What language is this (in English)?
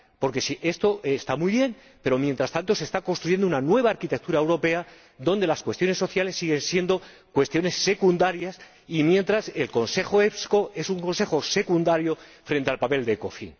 Spanish